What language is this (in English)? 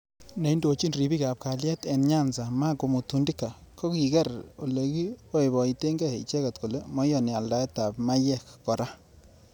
Kalenjin